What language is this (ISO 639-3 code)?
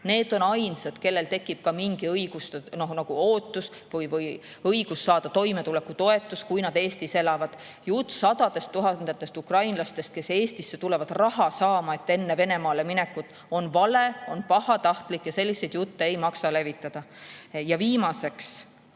est